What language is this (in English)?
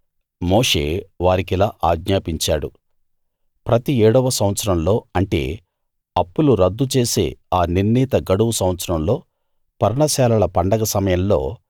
Telugu